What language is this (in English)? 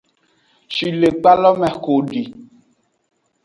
Aja (Benin)